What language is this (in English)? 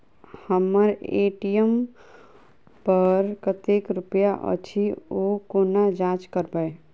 Maithili